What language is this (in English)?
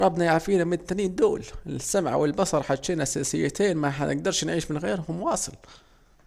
Saidi Arabic